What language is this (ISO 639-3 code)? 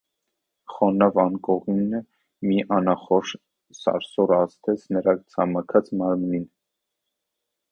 hye